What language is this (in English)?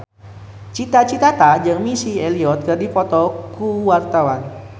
Sundanese